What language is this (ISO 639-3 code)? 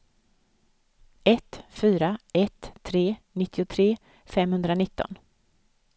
swe